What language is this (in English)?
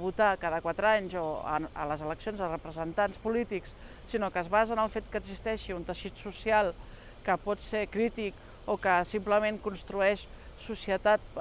Spanish